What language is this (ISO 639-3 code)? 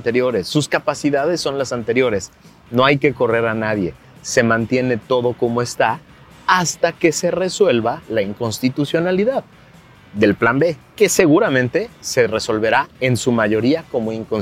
spa